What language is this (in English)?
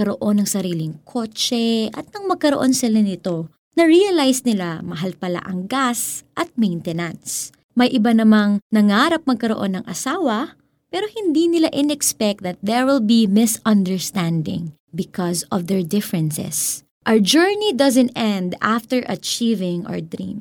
Filipino